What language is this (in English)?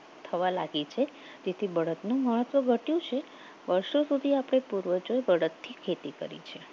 Gujarati